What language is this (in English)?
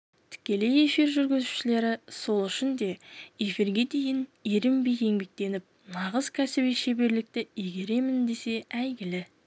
Kazakh